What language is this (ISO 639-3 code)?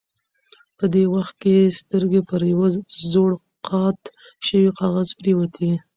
pus